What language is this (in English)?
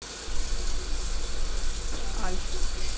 Russian